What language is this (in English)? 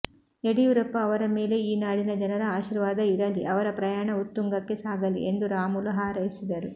Kannada